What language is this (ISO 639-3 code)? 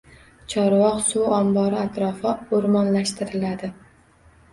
uzb